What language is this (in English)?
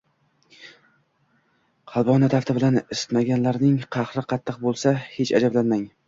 Uzbek